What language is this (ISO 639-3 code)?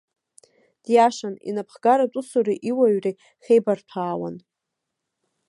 abk